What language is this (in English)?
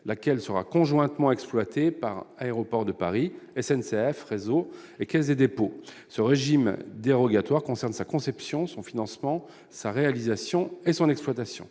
French